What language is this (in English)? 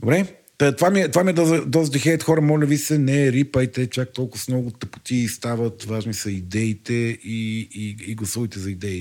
Bulgarian